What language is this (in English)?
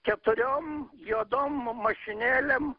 Lithuanian